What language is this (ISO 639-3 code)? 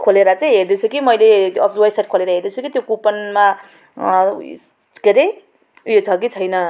nep